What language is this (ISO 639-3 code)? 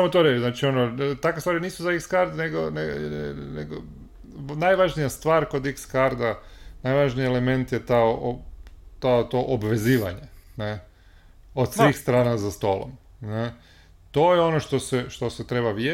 hrv